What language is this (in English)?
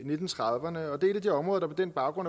Danish